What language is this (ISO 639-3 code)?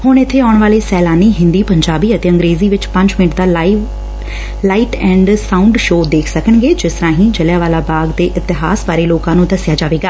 pan